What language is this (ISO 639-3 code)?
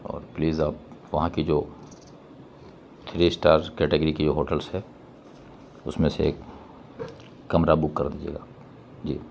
urd